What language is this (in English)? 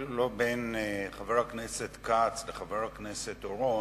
Hebrew